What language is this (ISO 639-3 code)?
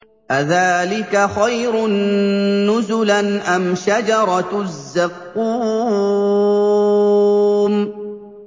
ara